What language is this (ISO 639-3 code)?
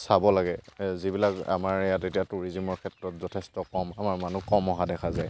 asm